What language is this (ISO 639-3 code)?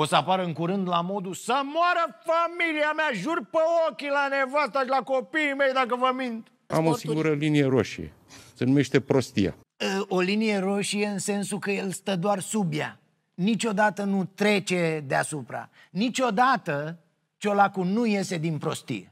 ron